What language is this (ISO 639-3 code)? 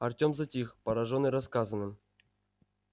rus